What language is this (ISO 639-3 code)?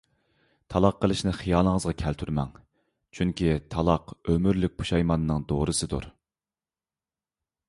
uig